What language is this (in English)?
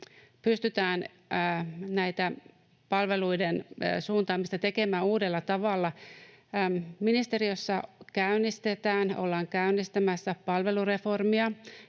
Finnish